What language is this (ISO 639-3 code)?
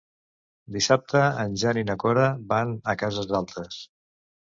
cat